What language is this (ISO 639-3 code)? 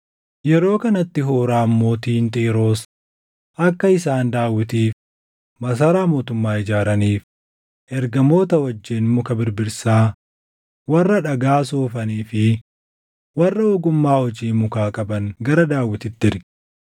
orm